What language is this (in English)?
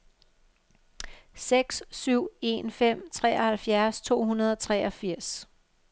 Danish